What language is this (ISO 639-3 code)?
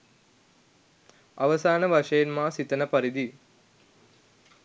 sin